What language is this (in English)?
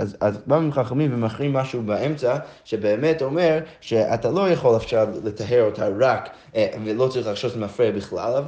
Hebrew